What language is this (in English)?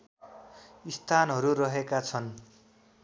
Nepali